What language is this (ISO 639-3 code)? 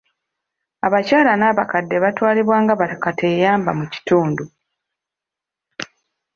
lug